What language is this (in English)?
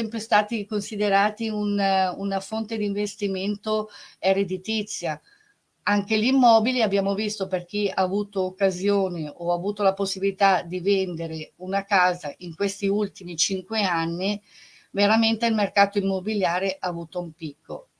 Italian